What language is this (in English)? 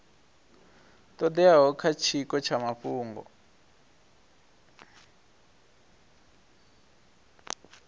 Venda